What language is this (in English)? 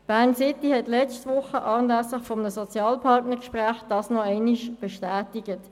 Swiss German